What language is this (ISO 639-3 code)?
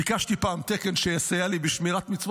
heb